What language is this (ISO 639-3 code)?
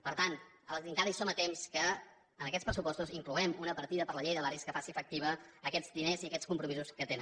cat